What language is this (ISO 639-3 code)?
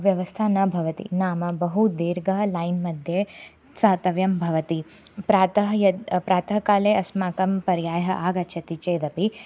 san